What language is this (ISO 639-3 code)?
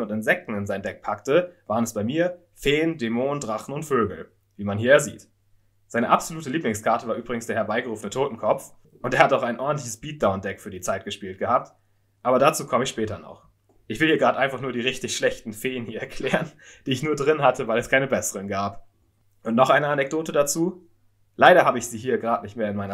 deu